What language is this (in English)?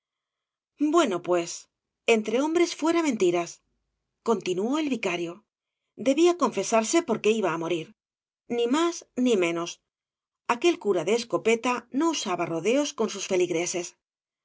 Spanish